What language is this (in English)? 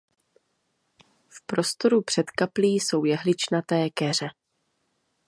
Czech